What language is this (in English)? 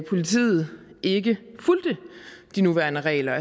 Danish